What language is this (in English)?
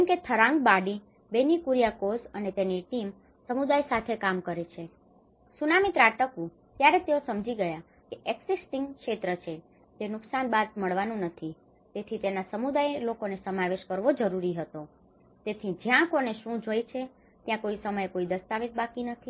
Gujarati